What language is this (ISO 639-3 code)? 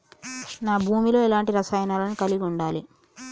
tel